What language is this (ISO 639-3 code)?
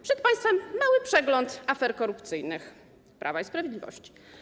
pol